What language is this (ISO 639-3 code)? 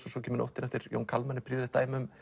isl